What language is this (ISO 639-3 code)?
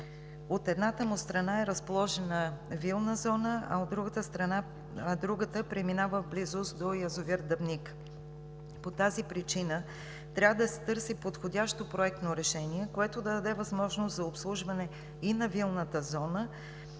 bul